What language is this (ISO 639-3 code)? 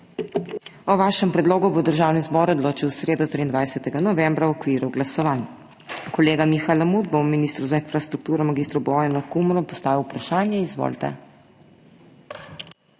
slv